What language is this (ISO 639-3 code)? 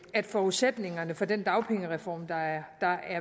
dan